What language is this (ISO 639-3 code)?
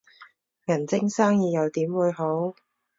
yue